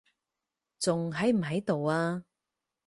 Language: Cantonese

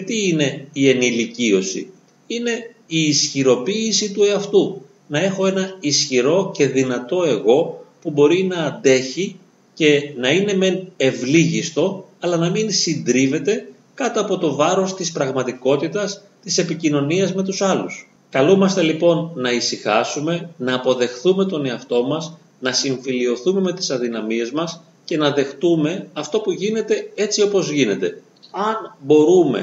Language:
Greek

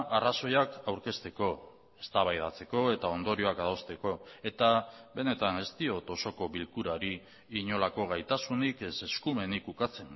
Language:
Basque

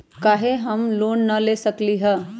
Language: Magahi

